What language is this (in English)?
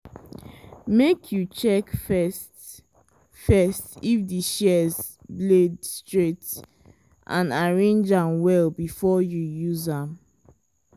Nigerian Pidgin